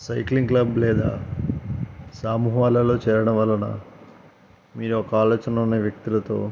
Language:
Telugu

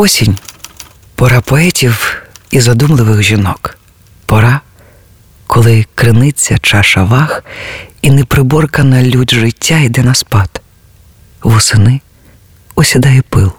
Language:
Ukrainian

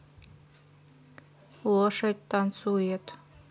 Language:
Russian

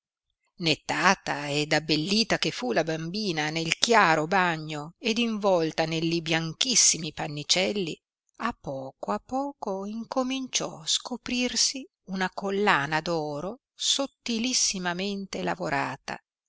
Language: Italian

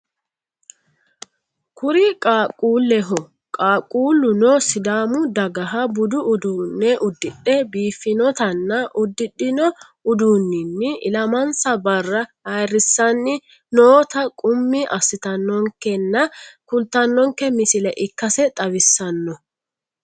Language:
Sidamo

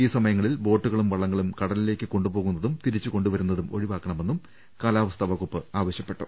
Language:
Malayalam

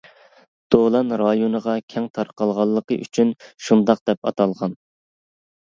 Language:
Uyghur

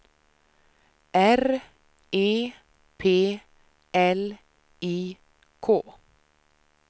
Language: Swedish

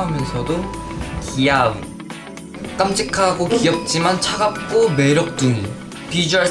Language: Korean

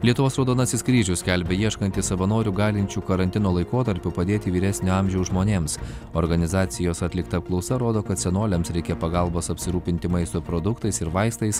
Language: Lithuanian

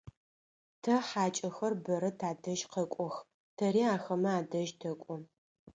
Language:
Adyghe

